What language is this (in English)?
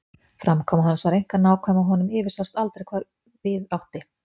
Icelandic